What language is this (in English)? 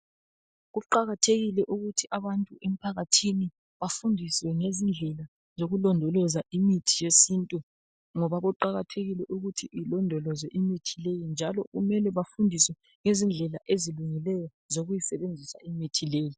North Ndebele